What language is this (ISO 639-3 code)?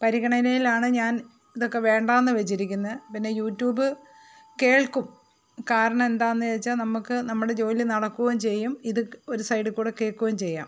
mal